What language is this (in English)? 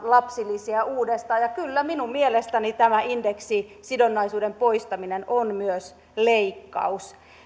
Finnish